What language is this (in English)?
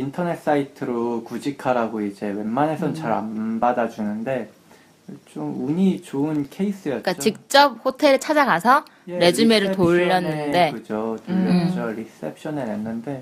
Korean